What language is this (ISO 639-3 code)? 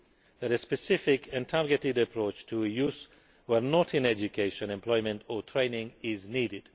eng